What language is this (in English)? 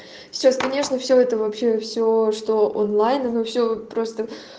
Russian